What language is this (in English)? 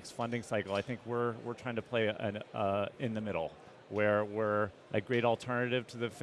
English